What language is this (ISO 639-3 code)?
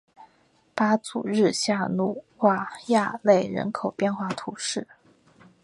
zho